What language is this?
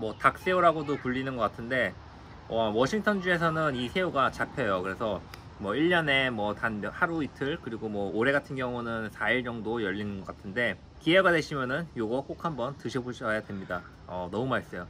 Korean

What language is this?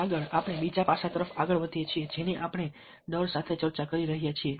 Gujarati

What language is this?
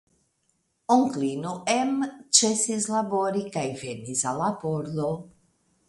Esperanto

